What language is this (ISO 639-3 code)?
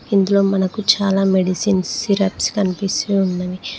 tel